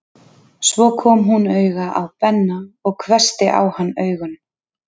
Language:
Icelandic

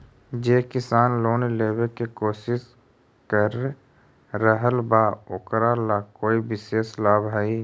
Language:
Magahi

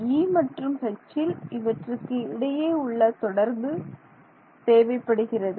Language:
Tamil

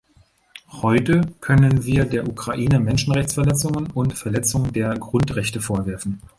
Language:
German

